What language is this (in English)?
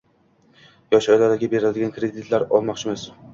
Uzbek